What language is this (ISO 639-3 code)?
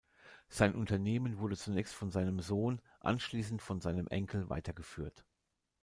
deu